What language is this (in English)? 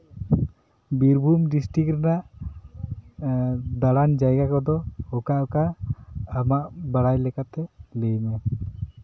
Santali